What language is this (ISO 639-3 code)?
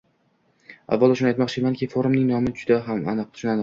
uzb